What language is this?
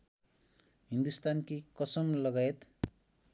Nepali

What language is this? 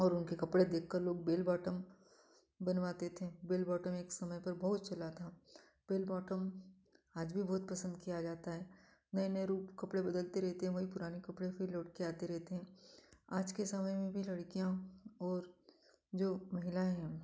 Hindi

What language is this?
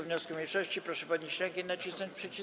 Polish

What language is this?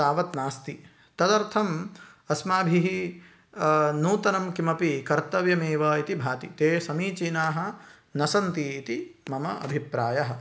Sanskrit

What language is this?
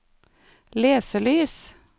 Norwegian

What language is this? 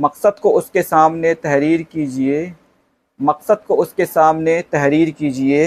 Hindi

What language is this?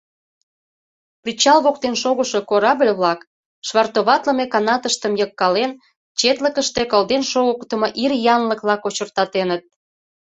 Mari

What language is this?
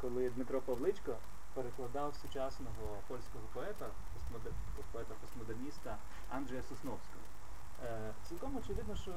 Ukrainian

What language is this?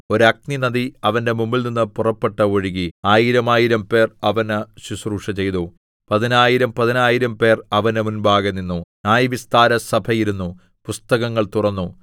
Malayalam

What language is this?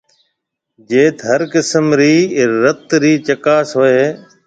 Marwari (Pakistan)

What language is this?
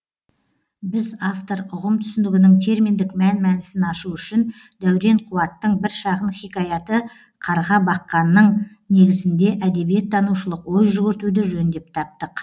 Kazakh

